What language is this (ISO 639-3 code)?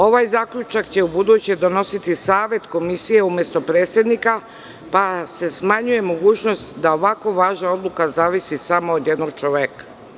srp